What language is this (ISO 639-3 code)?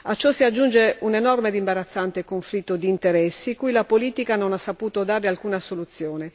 ita